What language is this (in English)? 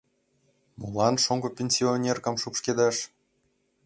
Mari